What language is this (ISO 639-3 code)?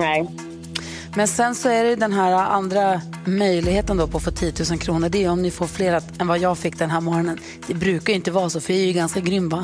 swe